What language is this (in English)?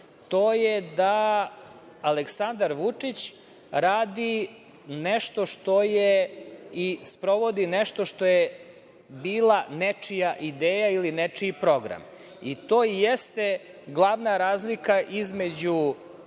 Serbian